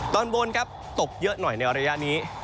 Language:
Thai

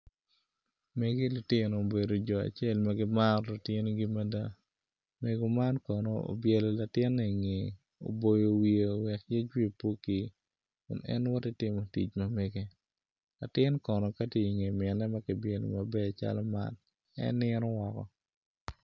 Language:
Acoli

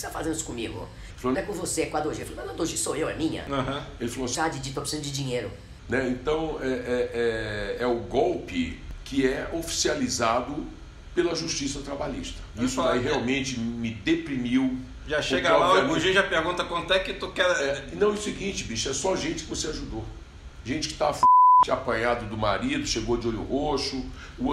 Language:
Portuguese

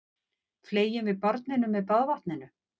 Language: Icelandic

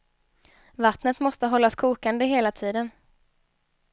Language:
Swedish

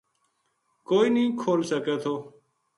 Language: Gujari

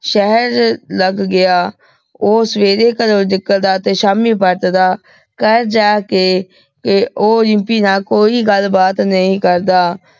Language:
Punjabi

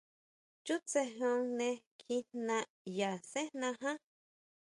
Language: Huautla Mazatec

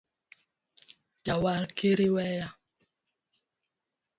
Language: Luo (Kenya and Tanzania)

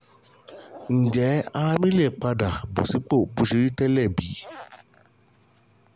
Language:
Yoruba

